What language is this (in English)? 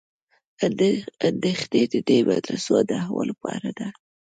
Pashto